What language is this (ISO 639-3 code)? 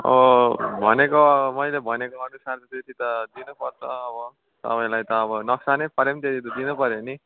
nep